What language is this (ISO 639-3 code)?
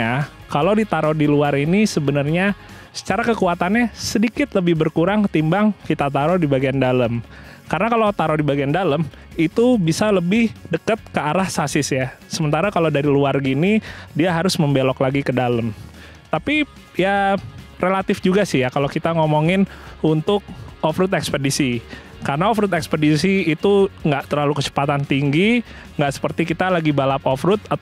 ind